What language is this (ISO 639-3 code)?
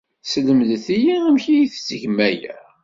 kab